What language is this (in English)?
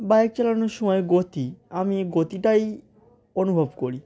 Bangla